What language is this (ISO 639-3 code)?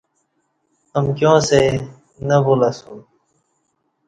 bsh